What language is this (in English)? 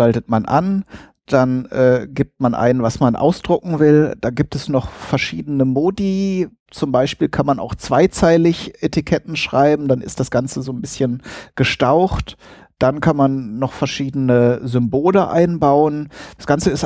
German